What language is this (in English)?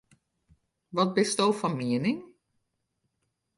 Western Frisian